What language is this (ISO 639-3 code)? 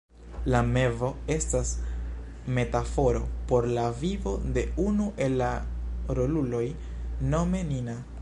epo